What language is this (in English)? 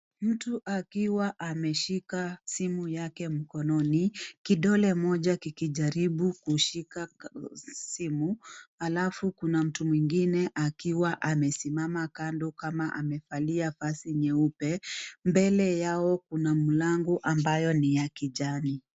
Swahili